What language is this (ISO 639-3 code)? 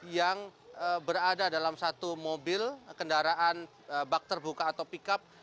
ind